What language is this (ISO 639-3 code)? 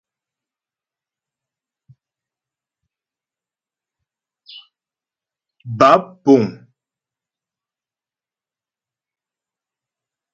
bbj